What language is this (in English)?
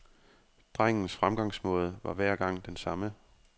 Danish